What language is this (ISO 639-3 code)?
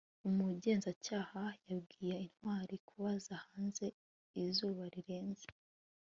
kin